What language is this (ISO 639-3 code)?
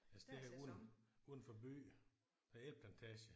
dan